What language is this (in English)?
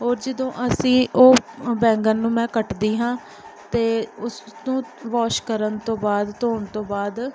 Punjabi